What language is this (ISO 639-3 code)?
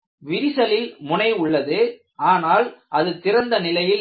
tam